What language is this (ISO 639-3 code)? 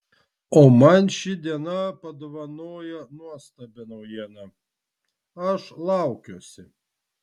lit